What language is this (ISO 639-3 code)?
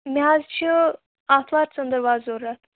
kas